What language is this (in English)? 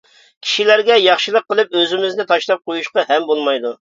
Uyghur